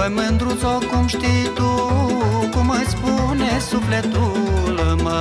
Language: Romanian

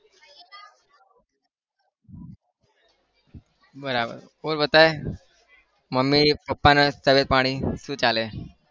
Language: Gujarati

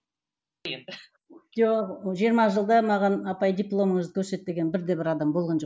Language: Kazakh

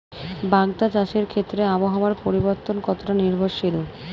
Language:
Bangla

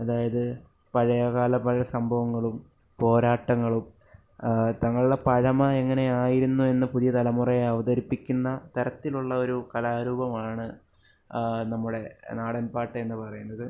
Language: Malayalam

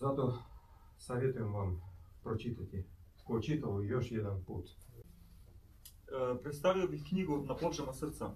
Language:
Croatian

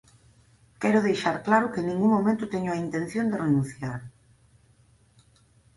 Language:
Galician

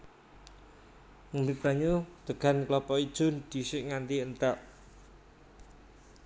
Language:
Javanese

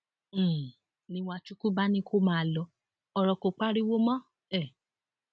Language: Yoruba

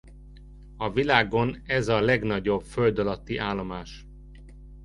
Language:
Hungarian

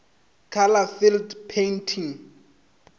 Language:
Northern Sotho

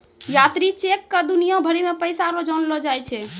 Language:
Maithili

